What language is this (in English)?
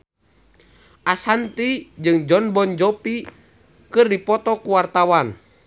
Sundanese